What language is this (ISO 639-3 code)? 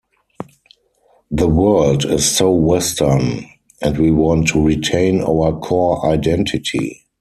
eng